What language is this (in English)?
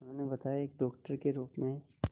Hindi